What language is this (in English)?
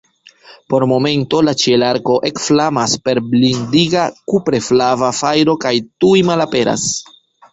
Esperanto